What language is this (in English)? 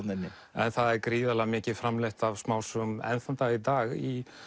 Icelandic